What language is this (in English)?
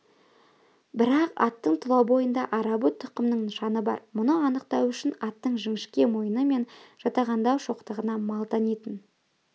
Kazakh